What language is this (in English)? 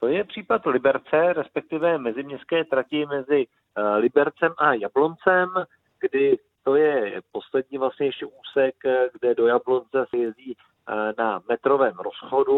Czech